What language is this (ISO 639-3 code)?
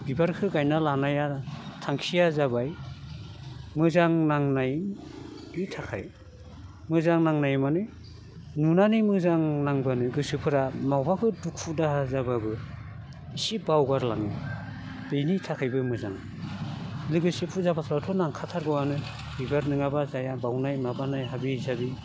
brx